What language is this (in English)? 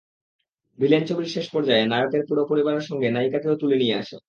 Bangla